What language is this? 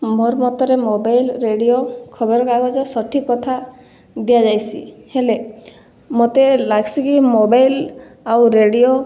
Odia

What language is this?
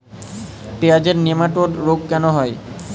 Bangla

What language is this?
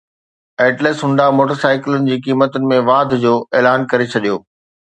Sindhi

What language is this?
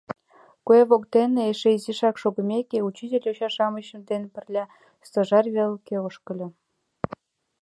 Mari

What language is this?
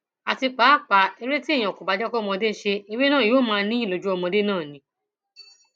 Yoruba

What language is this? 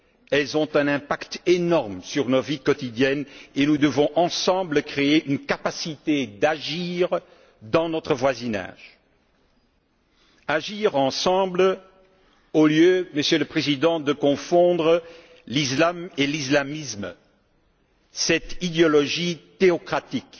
French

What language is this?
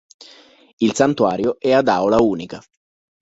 Italian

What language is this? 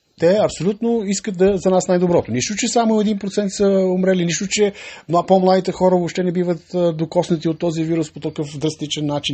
Bulgarian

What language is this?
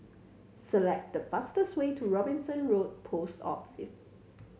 English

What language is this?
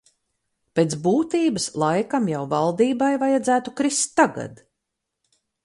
Latvian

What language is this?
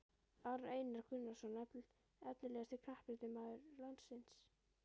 Icelandic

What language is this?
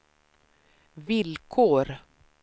Swedish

